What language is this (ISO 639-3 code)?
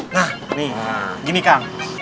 ind